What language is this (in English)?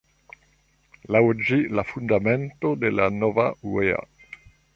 Esperanto